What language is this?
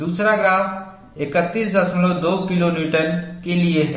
Hindi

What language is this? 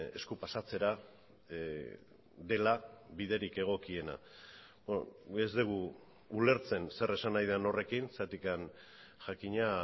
Basque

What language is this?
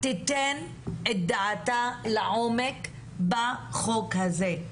Hebrew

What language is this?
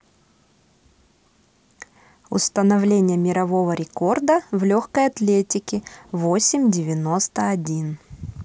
Russian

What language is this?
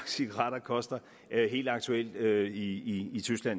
Danish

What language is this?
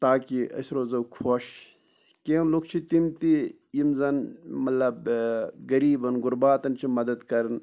Kashmiri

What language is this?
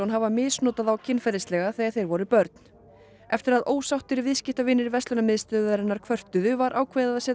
Icelandic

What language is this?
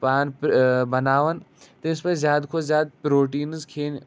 Kashmiri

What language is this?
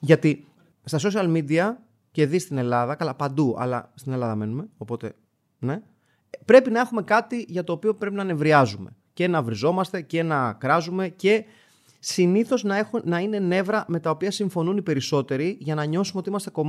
Greek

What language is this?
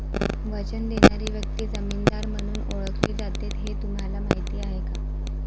Marathi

